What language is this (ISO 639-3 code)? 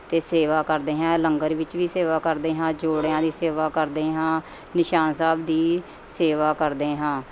pan